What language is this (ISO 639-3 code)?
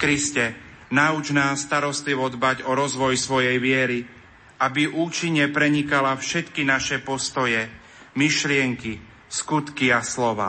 slk